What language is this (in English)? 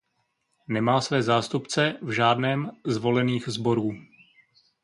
Czech